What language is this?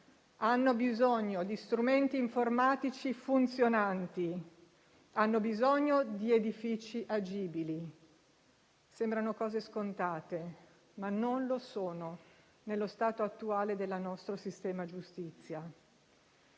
Italian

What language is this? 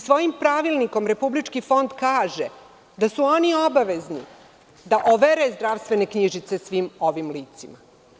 Serbian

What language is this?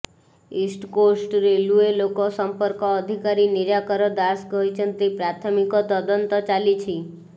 Odia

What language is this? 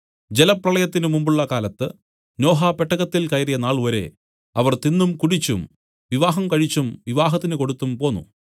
Malayalam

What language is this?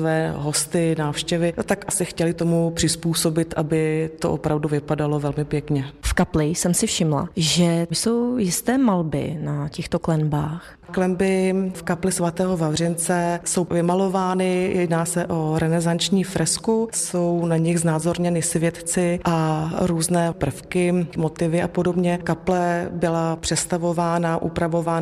Czech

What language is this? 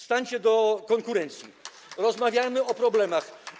Polish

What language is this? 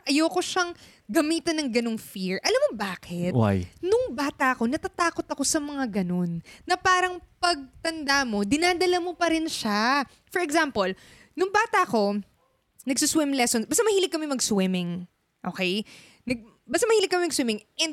Filipino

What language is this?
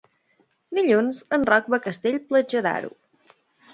Catalan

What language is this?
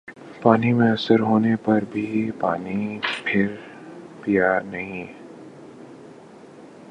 Urdu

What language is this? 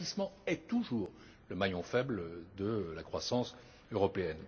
French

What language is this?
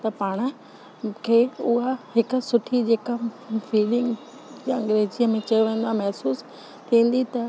Sindhi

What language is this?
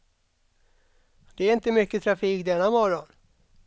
Swedish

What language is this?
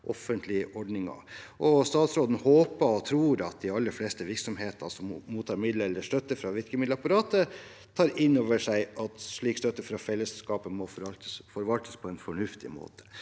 Norwegian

